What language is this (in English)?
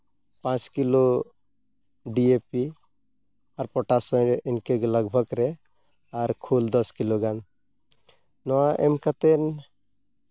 Santali